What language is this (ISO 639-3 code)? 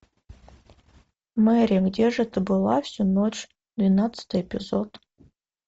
rus